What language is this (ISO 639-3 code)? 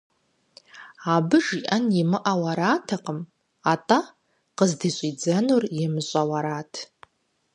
kbd